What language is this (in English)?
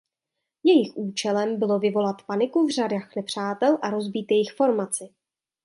Czech